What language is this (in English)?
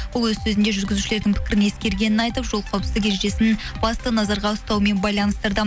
Kazakh